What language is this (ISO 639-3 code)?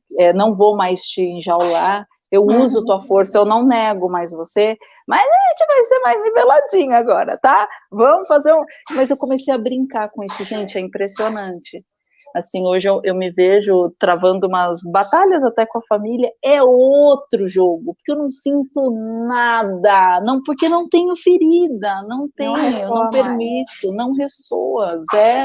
por